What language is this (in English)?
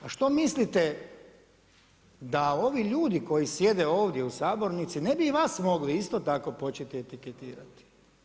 Croatian